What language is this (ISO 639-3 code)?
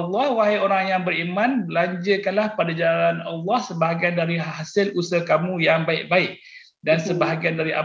msa